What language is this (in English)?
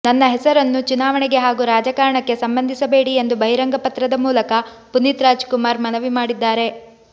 Kannada